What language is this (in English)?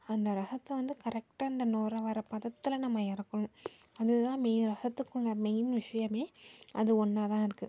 Tamil